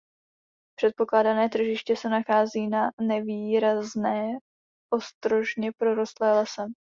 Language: Czech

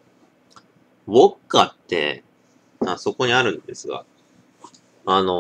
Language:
Japanese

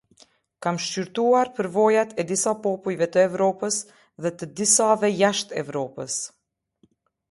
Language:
Albanian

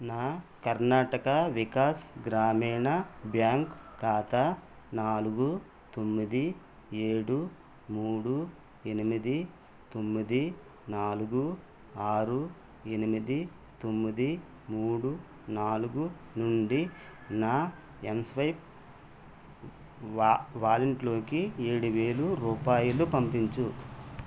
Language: Telugu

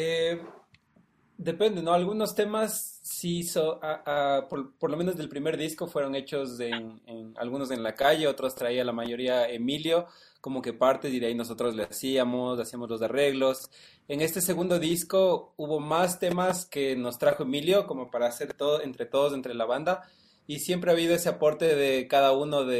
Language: Spanish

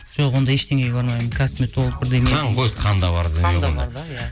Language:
Kazakh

